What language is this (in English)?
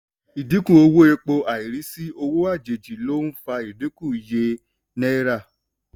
Yoruba